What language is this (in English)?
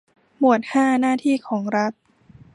Thai